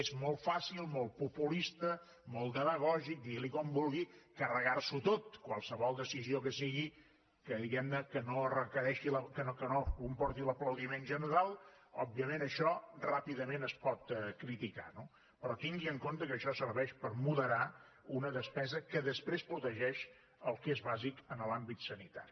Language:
Catalan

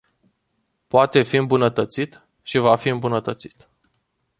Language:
Romanian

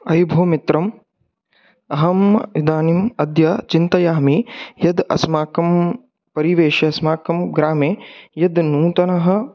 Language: Sanskrit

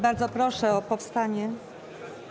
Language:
Polish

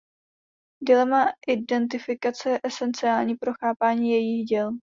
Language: Czech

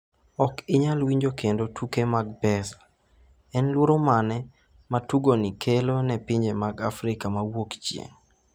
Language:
Luo (Kenya and Tanzania)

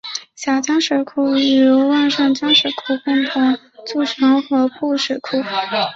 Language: Chinese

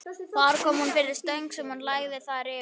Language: Icelandic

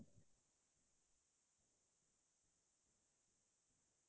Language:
Assamese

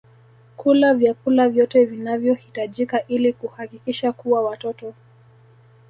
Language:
Swahili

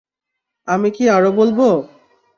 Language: Bangla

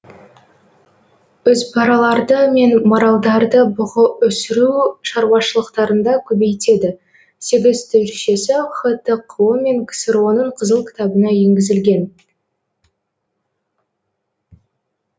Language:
Kazakh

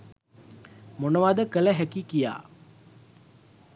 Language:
Sinhala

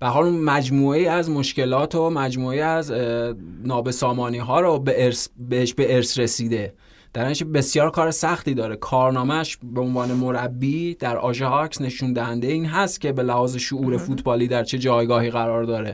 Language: Persian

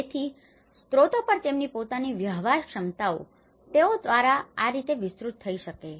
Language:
Gujarati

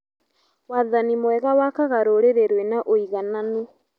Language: Kikuyu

